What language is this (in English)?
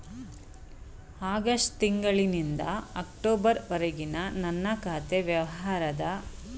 Kannada